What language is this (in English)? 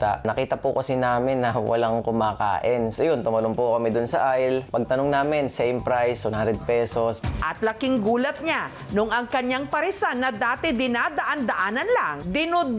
Filipino